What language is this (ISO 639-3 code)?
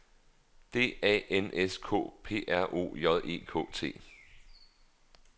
dan